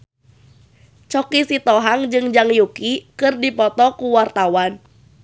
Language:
Sundanese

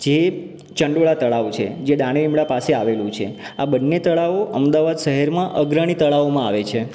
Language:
Gujarati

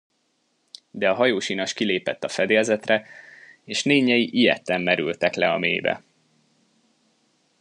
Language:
Hungarian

